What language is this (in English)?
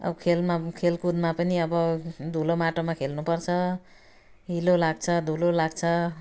Nepali